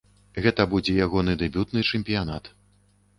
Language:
Belarusian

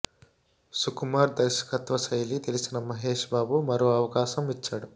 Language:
Telugu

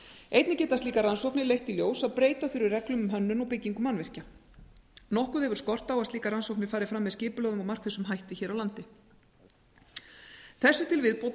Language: Icelandic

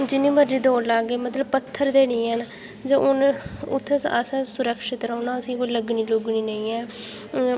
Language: Dogri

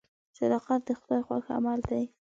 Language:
Pashto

